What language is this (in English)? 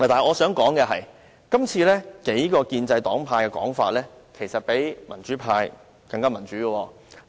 Cantonese